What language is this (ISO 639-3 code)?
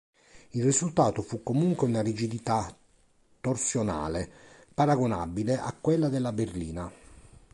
ita